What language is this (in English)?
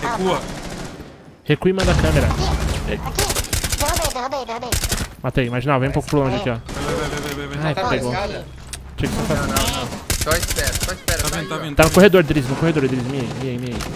Portuguese